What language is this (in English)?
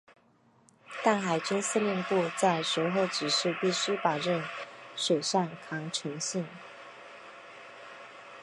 Chinese